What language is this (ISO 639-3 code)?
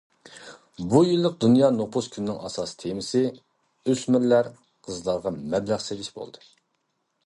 uig